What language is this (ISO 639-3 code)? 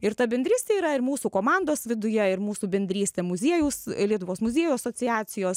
lit